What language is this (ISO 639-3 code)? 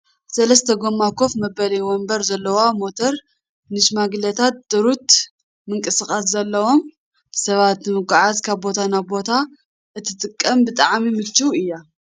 tir